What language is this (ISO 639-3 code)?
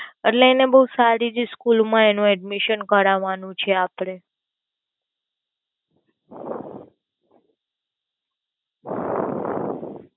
guj